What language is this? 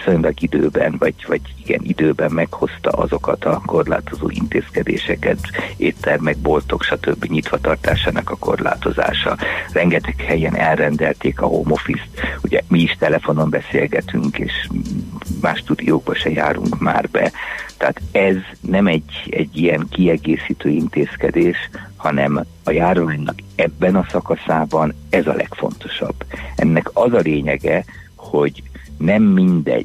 Hungarian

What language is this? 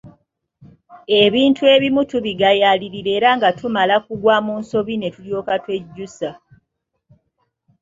Ganda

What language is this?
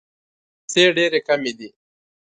Pashto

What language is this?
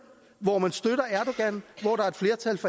Danish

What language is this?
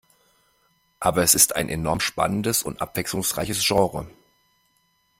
German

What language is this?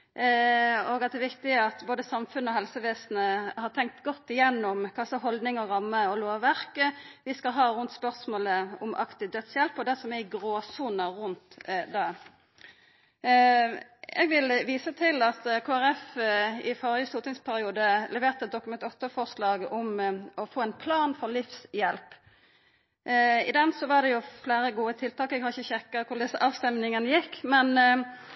Norwegian Nynorsk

